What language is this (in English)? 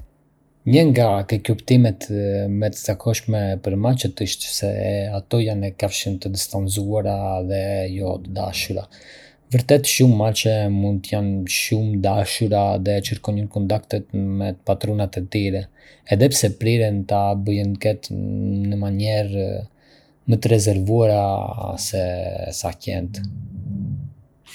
Arbëreshë Albanian